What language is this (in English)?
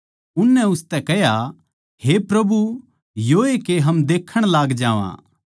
Haryanvi